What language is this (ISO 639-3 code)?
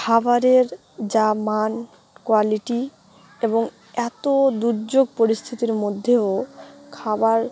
ben